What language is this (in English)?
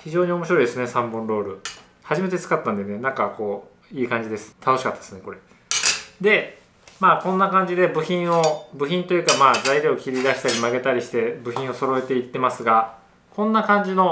Japanese